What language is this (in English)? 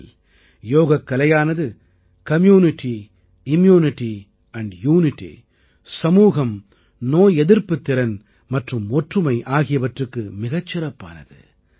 Tamil